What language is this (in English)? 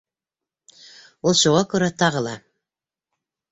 Bashkir